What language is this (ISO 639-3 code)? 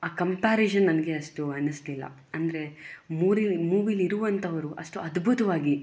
kan